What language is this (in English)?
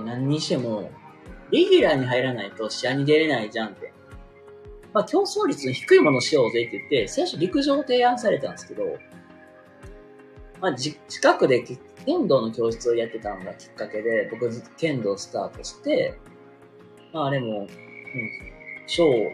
Japanese